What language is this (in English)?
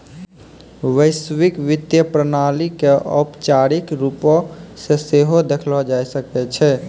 Maithili